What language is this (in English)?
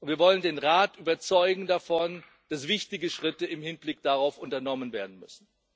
German